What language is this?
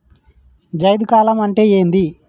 Telugu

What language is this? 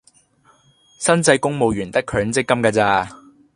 Cantonese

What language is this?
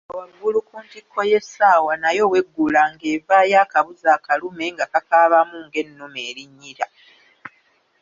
Ganda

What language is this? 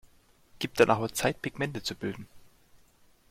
German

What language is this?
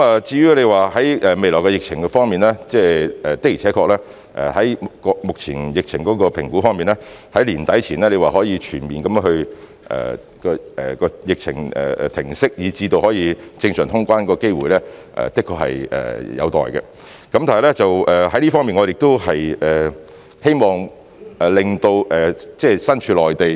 Cantonese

